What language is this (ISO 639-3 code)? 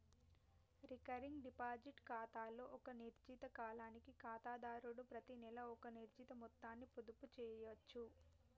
tel